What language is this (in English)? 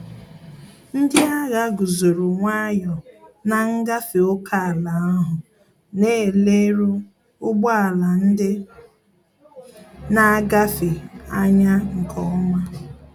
Igbo